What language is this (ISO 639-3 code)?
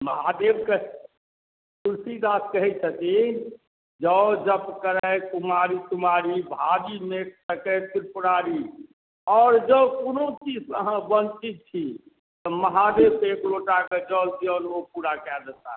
mai